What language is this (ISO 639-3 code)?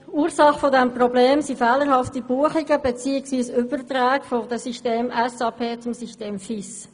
gsw